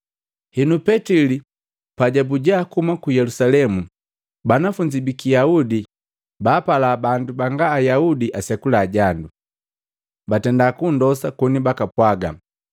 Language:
Matengo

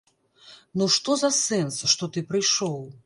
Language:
Belarusian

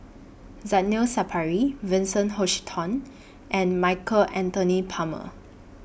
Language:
English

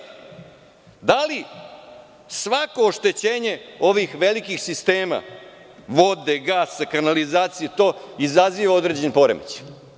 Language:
Serbian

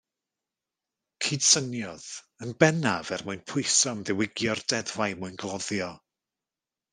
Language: Welsh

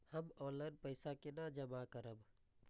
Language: Maithili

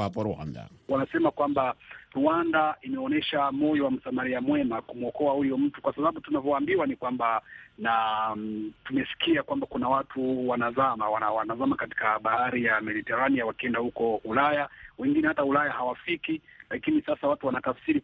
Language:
Swahili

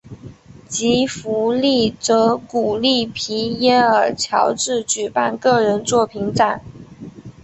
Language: Chinese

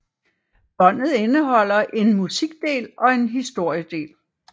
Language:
Danish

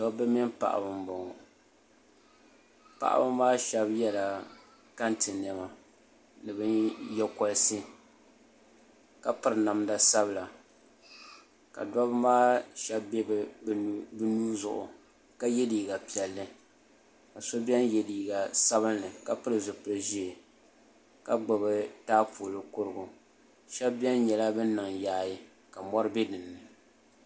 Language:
Dagbani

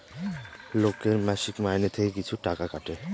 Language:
Bangla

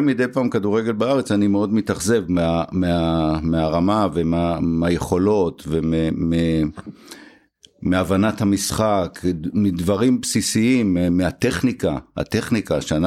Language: Hebrew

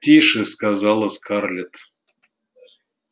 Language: Russian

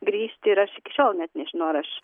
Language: Lithuanian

